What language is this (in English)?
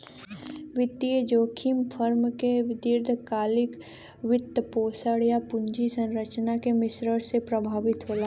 Bhojpuri